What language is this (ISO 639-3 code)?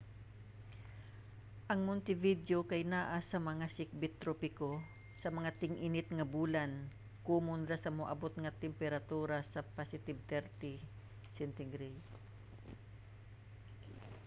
ceb